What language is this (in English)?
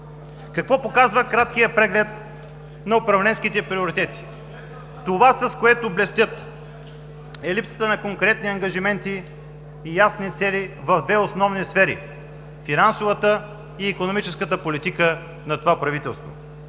Bulgarian